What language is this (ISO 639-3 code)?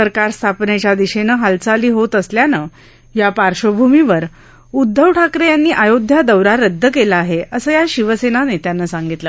mar